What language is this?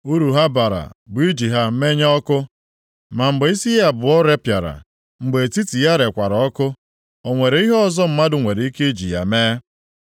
Igbo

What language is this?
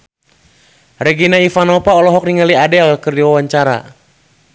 Sundanese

